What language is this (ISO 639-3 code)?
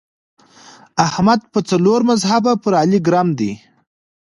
pus